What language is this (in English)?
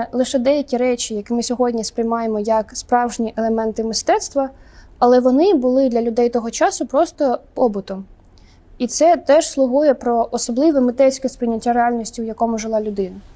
Ukrainian